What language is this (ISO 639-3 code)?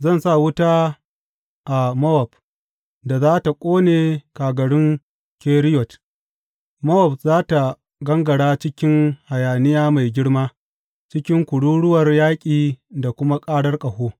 hau